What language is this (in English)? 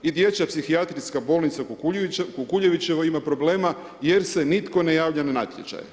Croatian